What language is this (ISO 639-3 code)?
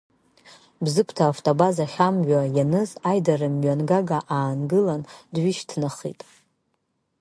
abk